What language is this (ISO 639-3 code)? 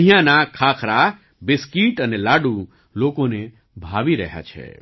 guj